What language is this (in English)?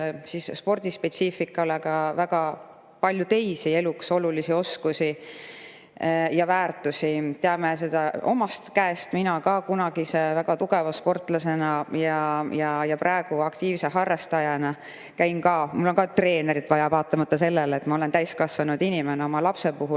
Estonian